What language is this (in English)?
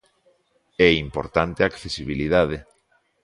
Galician